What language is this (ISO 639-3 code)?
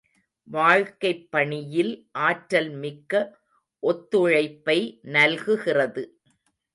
tam